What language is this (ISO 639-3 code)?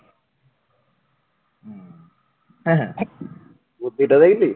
ben